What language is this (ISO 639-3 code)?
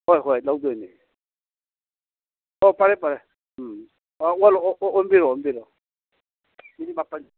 mni